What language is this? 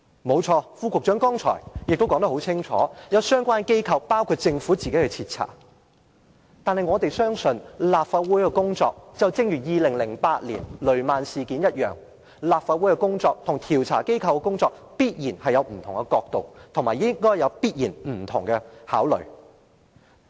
Cantonese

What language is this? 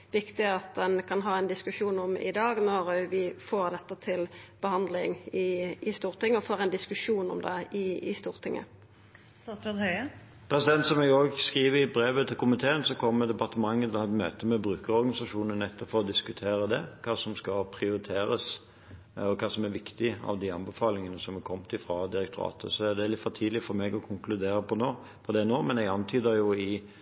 Norwegian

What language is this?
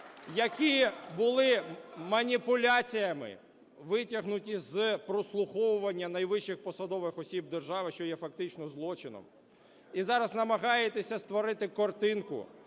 Ukrainian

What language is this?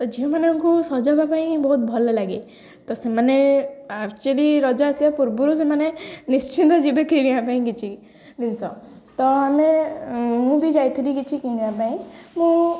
Odia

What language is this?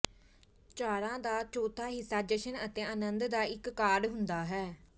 Punjabi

